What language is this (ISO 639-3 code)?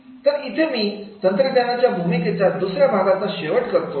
mar